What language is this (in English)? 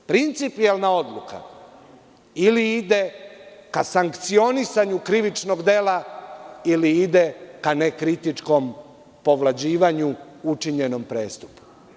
Serbian